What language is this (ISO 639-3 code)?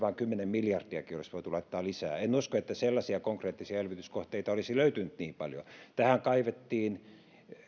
fin